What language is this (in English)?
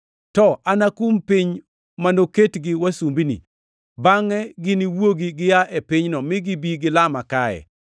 Luo (Kenya and Tanzania)